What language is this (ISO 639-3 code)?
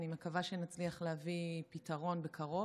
heb